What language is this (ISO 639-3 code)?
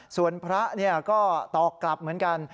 tha